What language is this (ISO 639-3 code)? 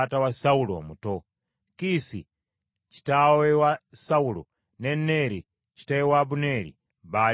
lug